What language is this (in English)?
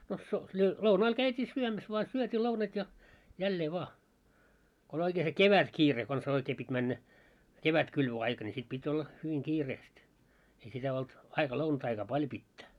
Finnish